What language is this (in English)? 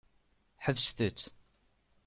Kabyle